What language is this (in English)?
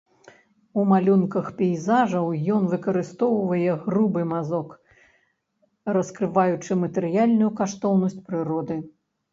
Belarusian